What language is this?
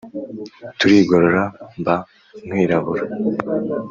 Kinyarwanda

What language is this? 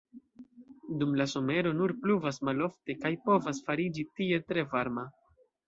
Esperanto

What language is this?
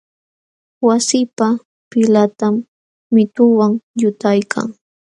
Jauja Wanca Quechua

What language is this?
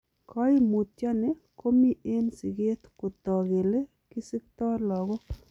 Kalenjin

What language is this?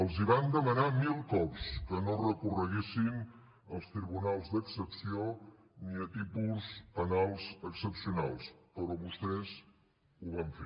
Catalan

